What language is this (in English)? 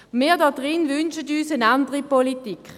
Swiss German